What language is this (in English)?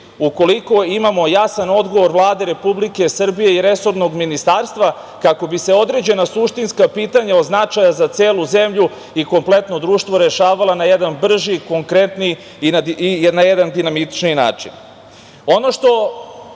Serbian